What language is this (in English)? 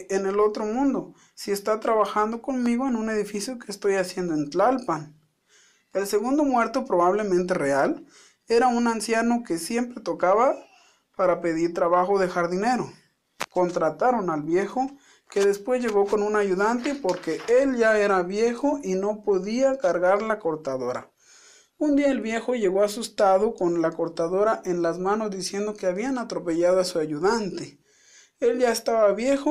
Spanish